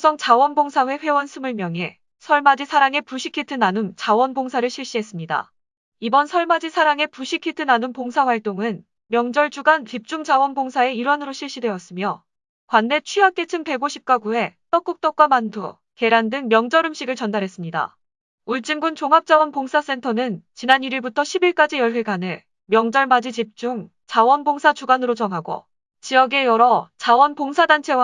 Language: Korean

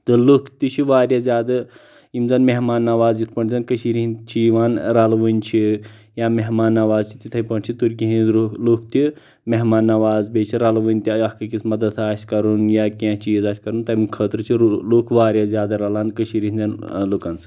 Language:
Kashmiri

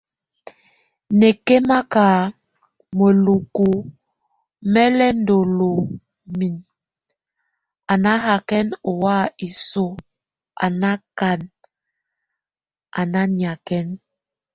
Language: Tunen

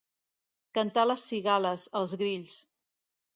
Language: Catalan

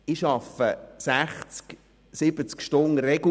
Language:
Swiss German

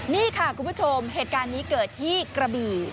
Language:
Thai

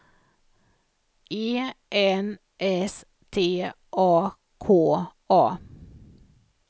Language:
Swedish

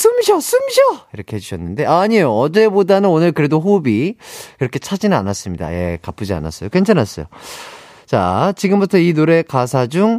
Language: Korean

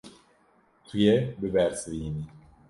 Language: Kurdish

